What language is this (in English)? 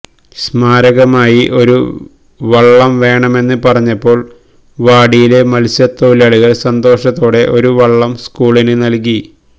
Malayalam